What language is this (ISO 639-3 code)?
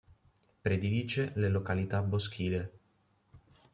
ita